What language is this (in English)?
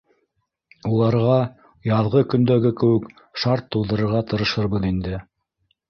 Bashkir